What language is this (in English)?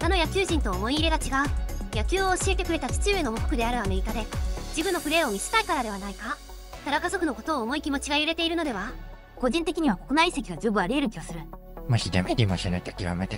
Japanese